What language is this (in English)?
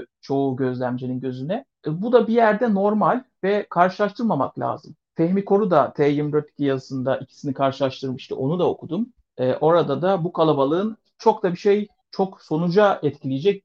Turkish